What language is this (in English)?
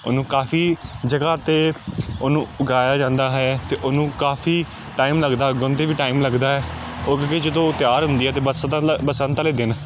Punjabi